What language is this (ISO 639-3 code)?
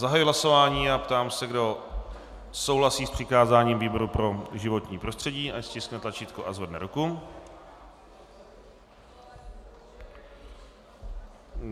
ces